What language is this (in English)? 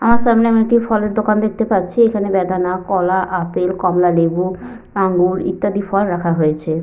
Bangla